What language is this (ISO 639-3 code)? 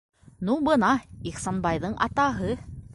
bak